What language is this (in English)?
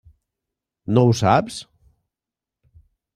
Catalan